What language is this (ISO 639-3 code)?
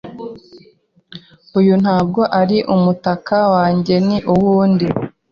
kin